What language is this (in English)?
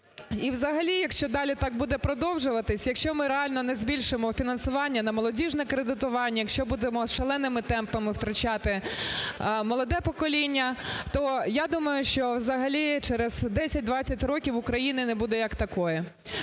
Ukrainian